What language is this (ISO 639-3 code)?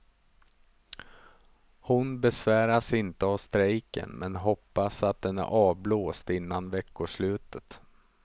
swe